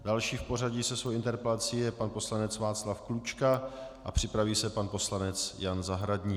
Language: Czech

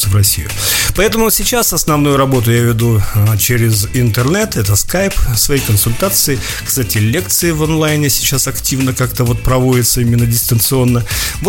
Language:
Russian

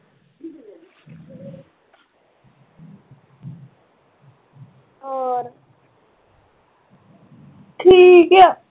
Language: Punjabi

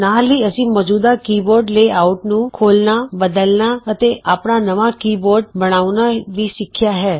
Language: Punjabi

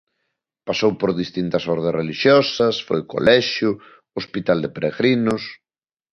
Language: Galician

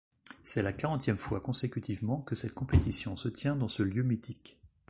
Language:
French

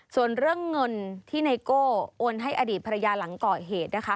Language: Thai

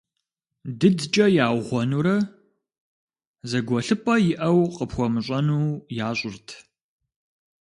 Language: Kabardian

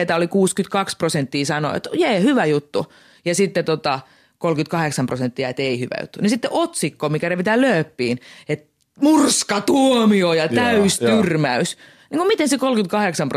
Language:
Finnish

